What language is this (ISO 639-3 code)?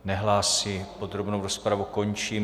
ces